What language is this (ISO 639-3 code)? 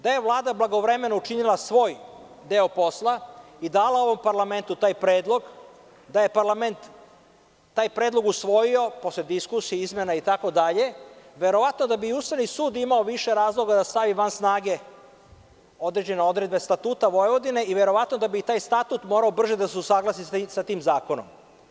srp